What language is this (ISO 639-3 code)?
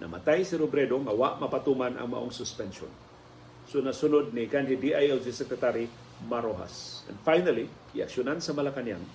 fil